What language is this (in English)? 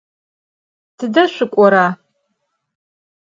Adyghe